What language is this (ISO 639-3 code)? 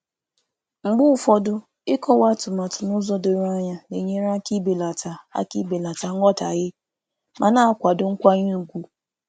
ibo